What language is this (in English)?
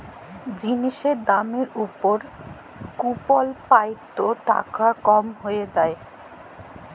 Bangla